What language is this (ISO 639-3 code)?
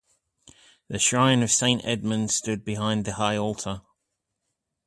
eng